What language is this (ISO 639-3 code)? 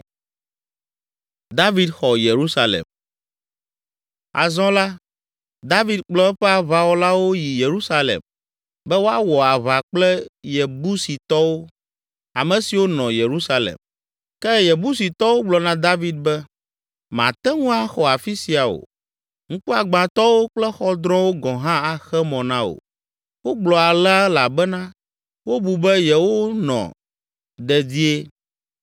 ewe